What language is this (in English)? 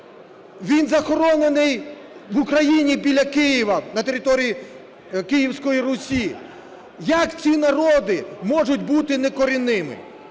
Ukrainian